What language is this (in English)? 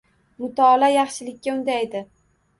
Uzbek